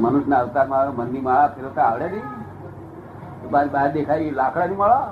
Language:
Gujarati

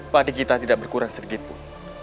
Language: Indonesian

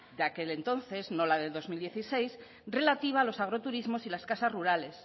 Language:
Spanish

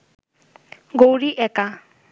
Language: Bangla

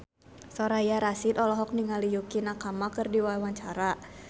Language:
Sundanese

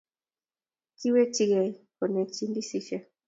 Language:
Kalenjin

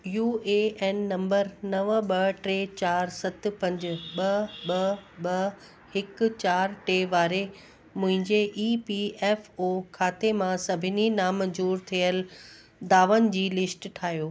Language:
Sindhi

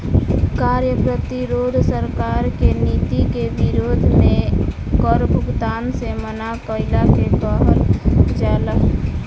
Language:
Bhojpuri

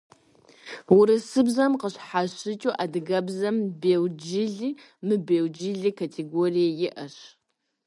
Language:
Kabardian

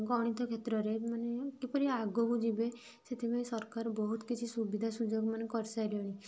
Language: Odia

